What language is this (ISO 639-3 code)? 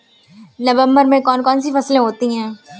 hin